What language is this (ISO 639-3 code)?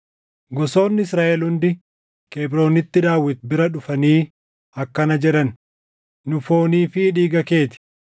orm